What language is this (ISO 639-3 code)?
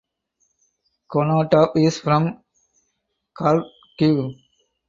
eng